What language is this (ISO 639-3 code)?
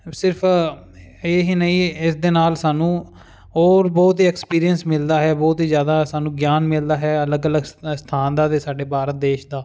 pan